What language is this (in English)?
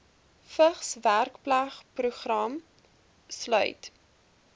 Afrikaans